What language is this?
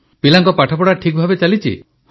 Odia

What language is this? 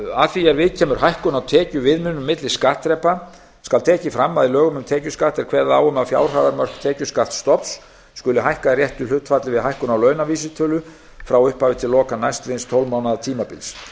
Icelandic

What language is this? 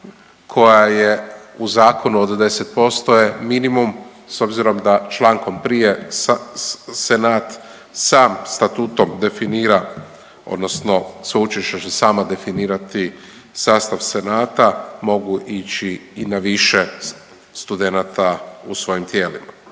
Croatian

